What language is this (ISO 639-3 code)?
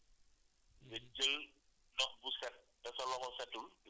wol